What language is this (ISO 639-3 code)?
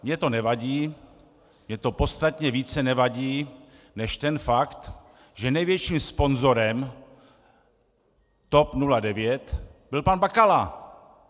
ces